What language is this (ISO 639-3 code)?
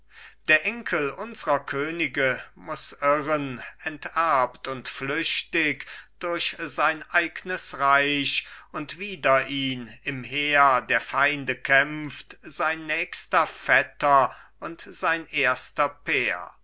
deu